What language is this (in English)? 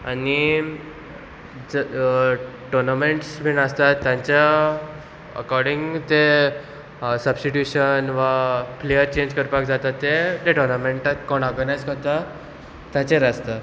Konkani